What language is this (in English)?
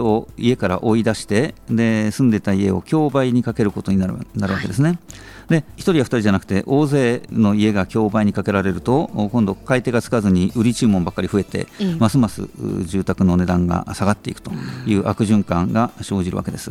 Japanese